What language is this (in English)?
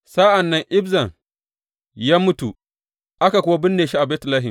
Hausa